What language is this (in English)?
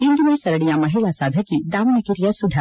Kannada